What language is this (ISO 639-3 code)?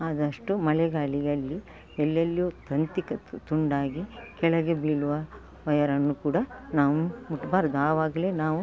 kan